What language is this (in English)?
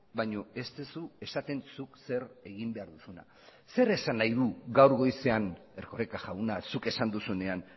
Basque